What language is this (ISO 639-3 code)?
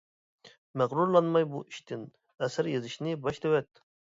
uig